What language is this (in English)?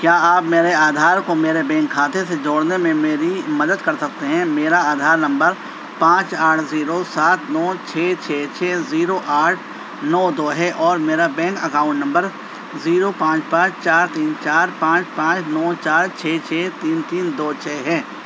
Urdu